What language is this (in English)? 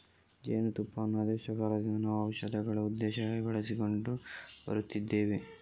Kannada